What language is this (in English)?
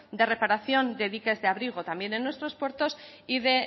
Spanish